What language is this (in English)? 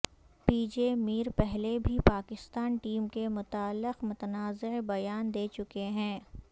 Urdu